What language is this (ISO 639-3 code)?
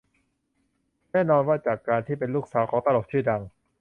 tha